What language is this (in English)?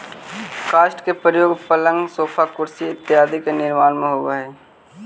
Magahi